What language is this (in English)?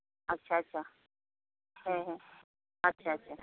Santali